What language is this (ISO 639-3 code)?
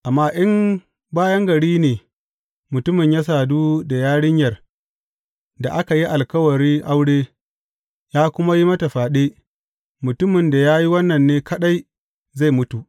hau